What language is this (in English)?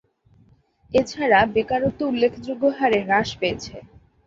Bangla